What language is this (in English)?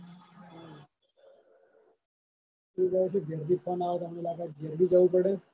Gujarati